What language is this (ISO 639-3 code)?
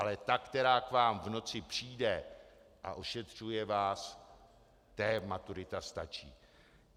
ces